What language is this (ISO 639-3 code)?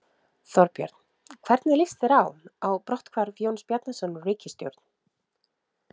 isl